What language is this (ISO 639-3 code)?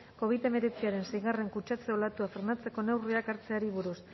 eus